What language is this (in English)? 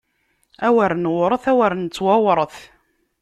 Kabyle